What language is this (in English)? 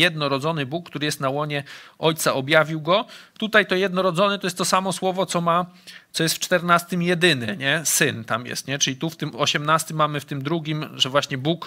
Polish